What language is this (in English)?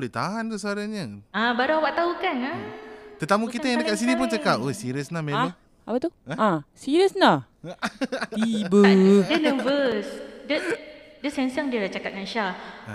Malay